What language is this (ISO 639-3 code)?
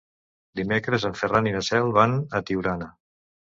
cat